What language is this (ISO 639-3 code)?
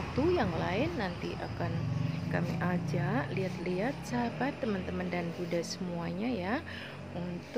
ind